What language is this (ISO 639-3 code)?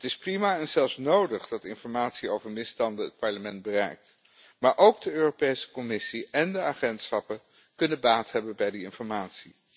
nld